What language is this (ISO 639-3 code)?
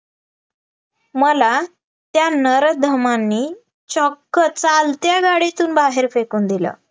mar